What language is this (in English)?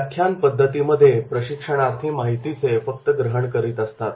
Marathi